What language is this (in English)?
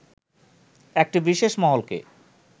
Bangla